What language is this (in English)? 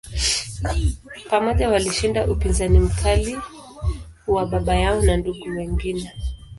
Swahili